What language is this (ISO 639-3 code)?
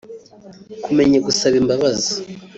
kin